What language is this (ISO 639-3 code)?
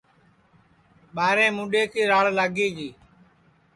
ssi